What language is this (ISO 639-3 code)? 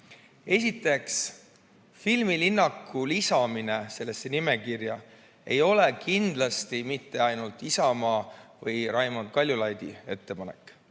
est